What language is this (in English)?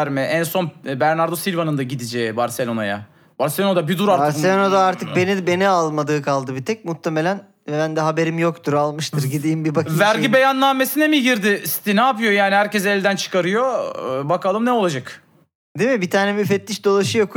Turkish